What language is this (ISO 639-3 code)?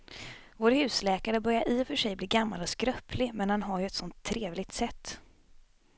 swe